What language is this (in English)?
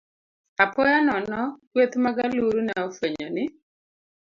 Luo (Kenya and Tanzania)